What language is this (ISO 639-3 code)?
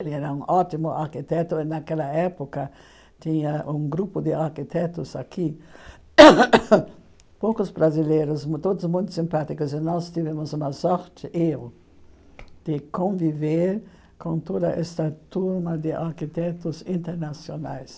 por